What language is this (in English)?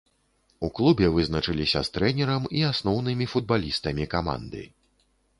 Belarusian